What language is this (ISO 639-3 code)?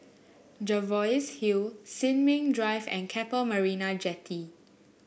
eng